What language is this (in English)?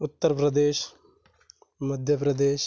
Marathi